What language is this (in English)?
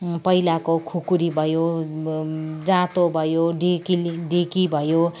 Nepali